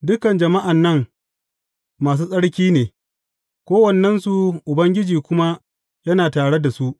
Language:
Hausa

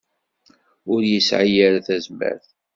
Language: Kabyle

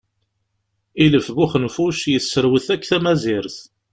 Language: Kabyle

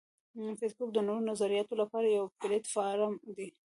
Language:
Pashto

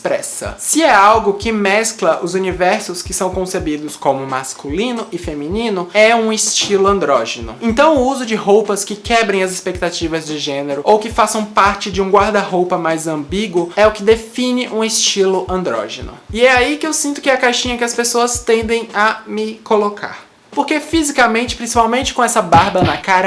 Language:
Portuguese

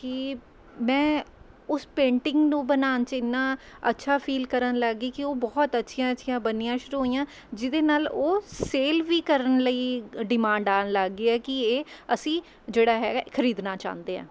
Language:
Punjabi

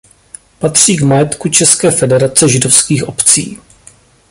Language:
Czech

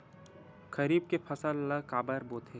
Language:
Chhattisgarhi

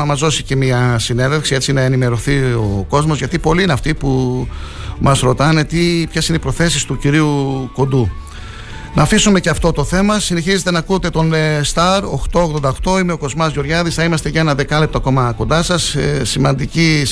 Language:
Greek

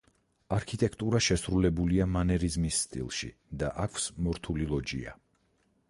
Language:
Georgian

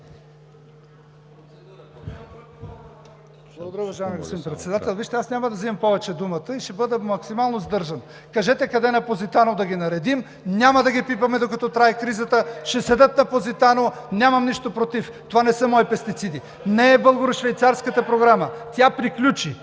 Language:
Bulgarian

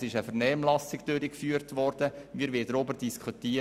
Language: Swiss German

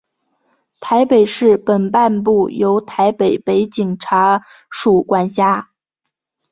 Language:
Chinese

